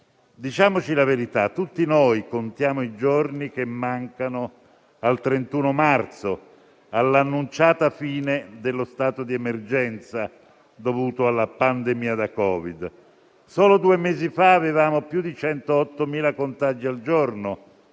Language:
Italian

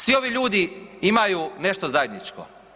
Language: Croatian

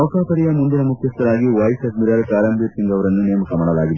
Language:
Kannada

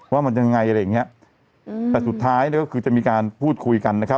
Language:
Thai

